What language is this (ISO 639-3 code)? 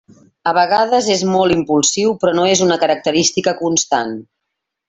cat